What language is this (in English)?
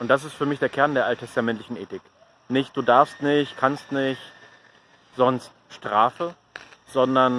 German